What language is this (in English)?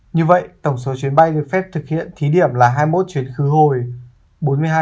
Vietnamese